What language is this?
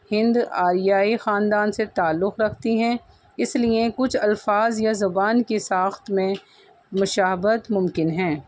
Urdu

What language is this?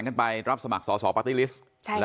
Thai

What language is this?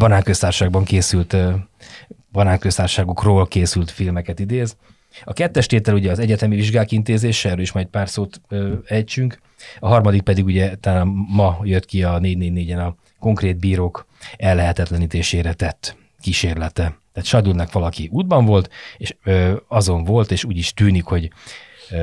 Hungarian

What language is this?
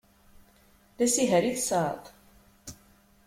Kabyle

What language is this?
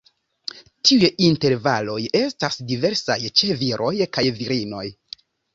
Esperanto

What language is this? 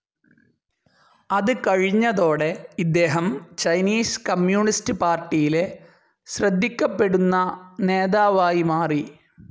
Malayalam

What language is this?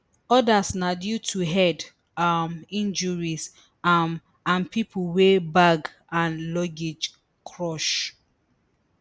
Nigerian Pidgin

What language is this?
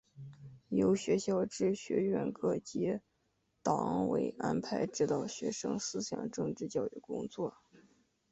Chinese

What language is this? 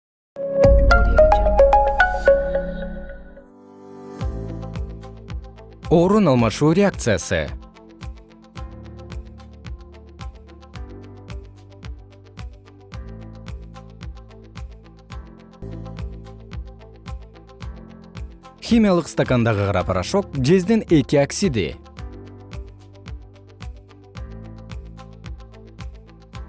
Kyrgyz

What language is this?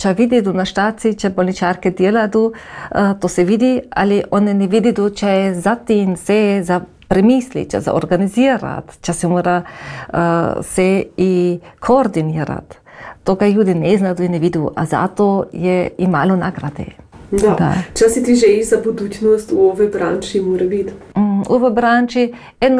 Croatian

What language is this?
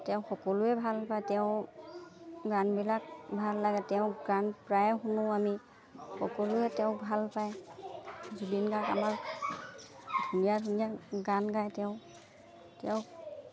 Assamese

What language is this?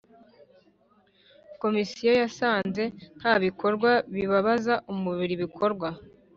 Kinyarwanda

